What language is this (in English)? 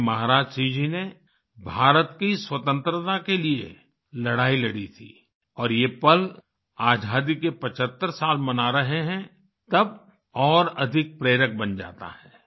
Hindi